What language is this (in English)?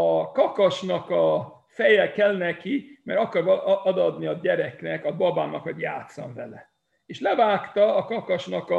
Hungarian